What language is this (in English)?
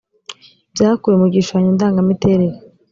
Kinyarwanda